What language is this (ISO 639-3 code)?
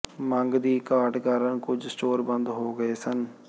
pan